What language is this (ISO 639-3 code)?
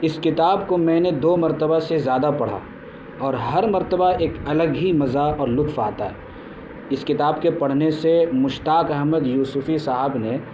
urd